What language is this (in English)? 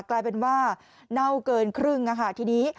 Thai